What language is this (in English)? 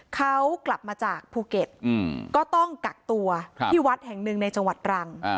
Thai